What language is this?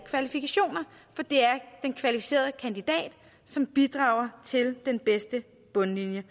Danish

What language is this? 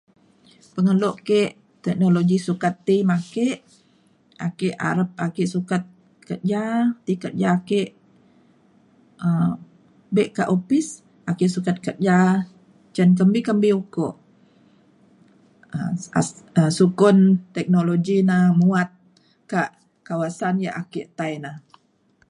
Mainstream Kenyah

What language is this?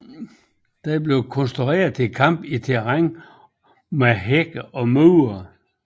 Danish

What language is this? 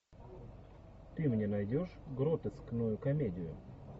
Russian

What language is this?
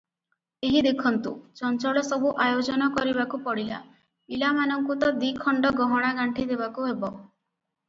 Odia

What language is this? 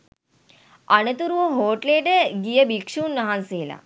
Sinhala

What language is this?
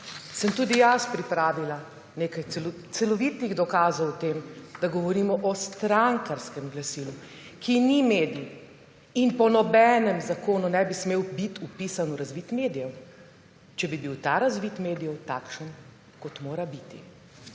Slovenian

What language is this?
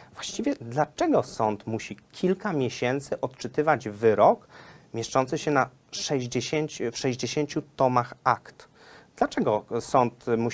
Polish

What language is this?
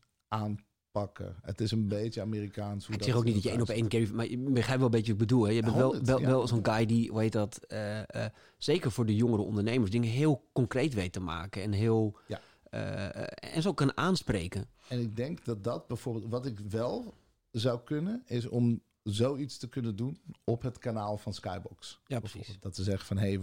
Dutch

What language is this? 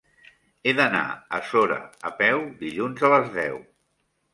Catalan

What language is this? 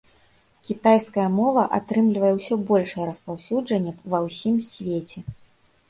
Belarusian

